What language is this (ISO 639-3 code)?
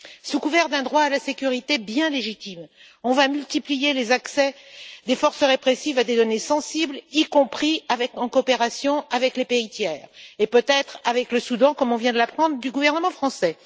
fra